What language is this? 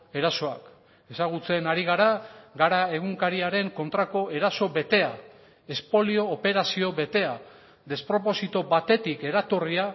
Basque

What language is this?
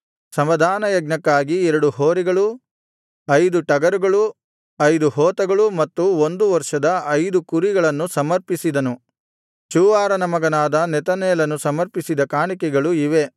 Kannada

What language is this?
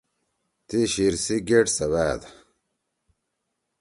Torwali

